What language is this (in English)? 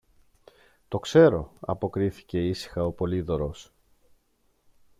Greek